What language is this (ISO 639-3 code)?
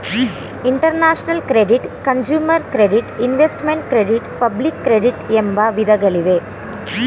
kan